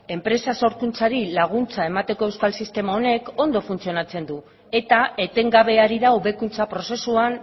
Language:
Basque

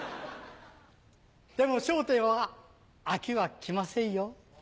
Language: Japanese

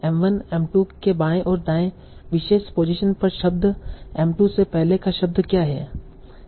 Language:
Hindi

